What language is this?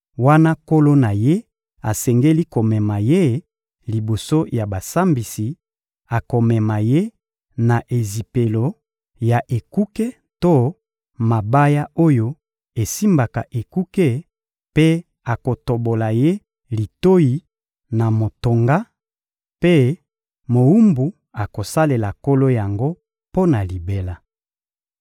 Lingala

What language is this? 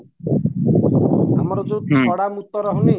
Odia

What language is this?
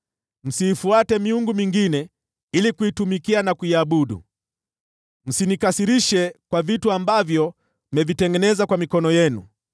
Swahili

